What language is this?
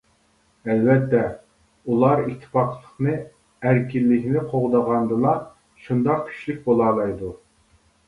Uyghur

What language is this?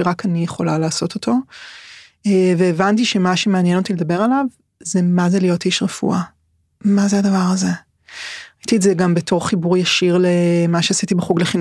Hebrew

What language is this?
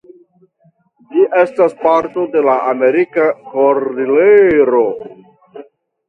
Esperanto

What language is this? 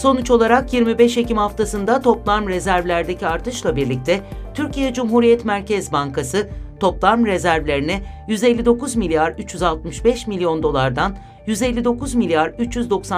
Turkish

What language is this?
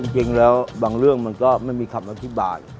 Thai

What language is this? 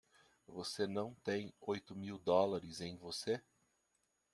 Portuguese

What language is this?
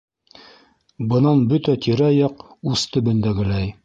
Bashkir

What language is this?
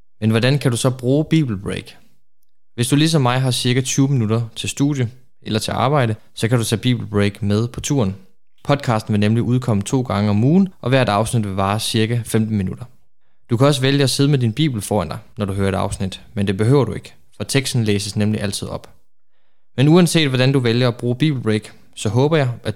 Danish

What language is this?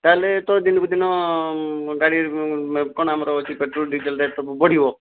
Odia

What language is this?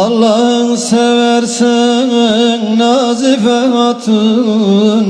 Turkish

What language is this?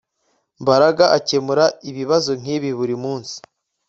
Kinyarwanda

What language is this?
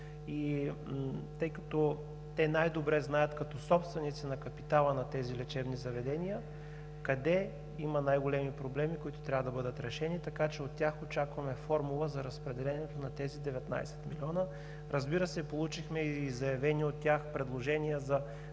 Bulgarian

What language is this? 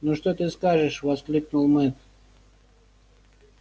Russian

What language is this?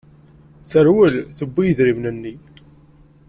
Kabyle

